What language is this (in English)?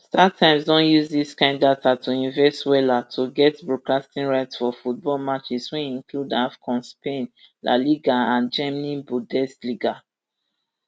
Nigerian Pidgin